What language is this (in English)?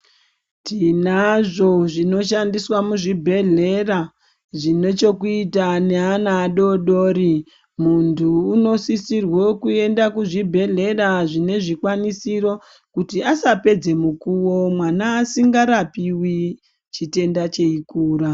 Ndau